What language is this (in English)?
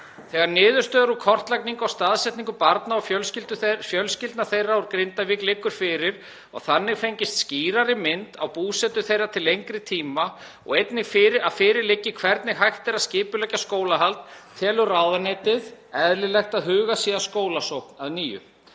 Icelandic